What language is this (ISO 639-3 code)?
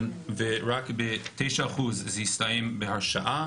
heb